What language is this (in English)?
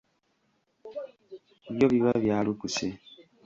Ganda